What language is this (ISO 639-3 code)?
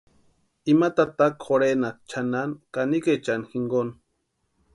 pua